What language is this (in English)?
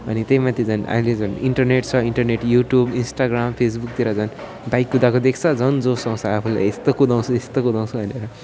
Nepali